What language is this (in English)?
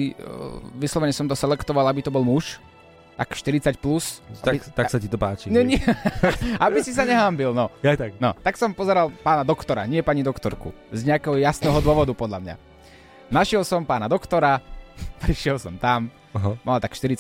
Slovak